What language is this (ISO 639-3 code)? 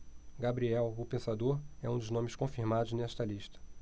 por